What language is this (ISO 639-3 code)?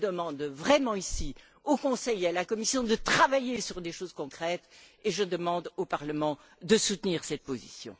fra